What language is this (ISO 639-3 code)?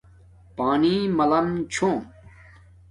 dmk